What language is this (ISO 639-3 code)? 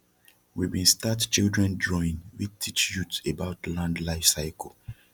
pcm